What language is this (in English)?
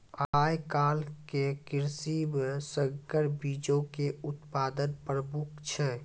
Maithili